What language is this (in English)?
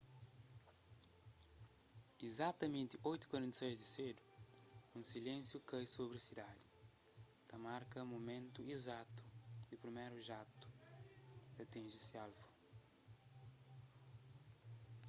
Kabuverdianu